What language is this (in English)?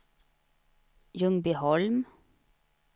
Swedish